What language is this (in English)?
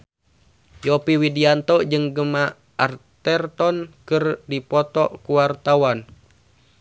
Sundanese